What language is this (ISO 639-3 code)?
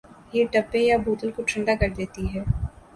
urd